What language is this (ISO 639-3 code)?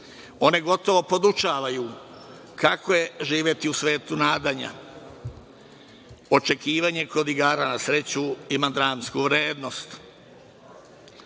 srp